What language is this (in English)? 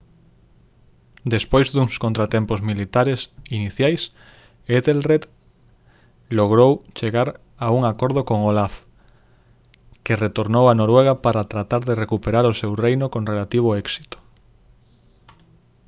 Galician